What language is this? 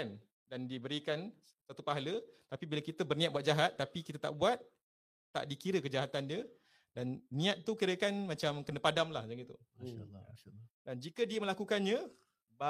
Malay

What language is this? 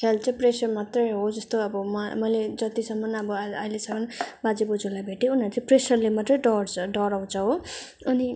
Nepali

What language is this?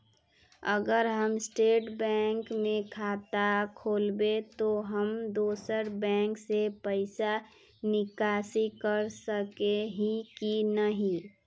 Magahi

